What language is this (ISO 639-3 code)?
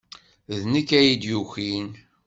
kab